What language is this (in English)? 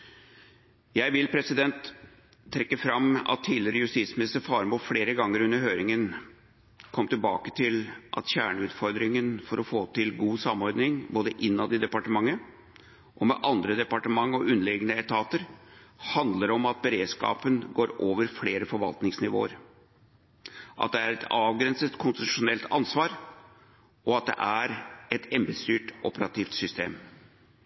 Norwegian Bokmål